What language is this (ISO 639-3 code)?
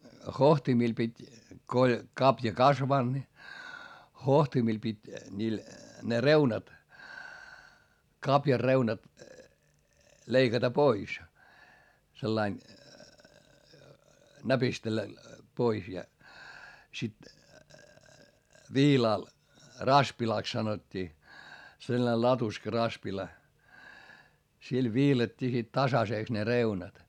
fin